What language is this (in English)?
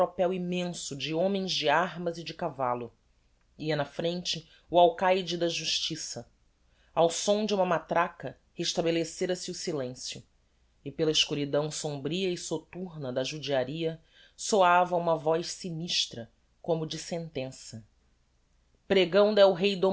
Portuguese